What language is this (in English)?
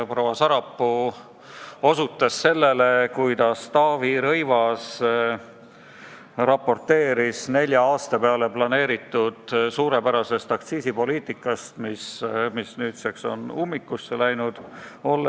Estonian